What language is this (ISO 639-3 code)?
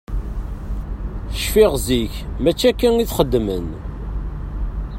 kab